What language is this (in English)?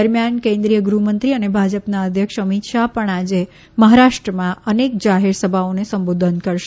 Gujarati